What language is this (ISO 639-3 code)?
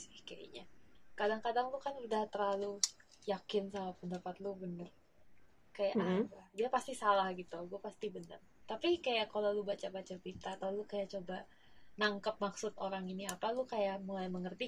ind